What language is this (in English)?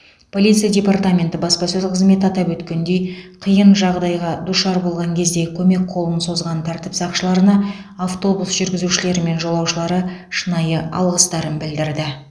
Kazakh